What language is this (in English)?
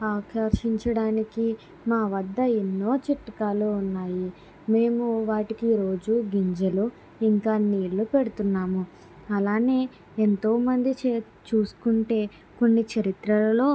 Telugu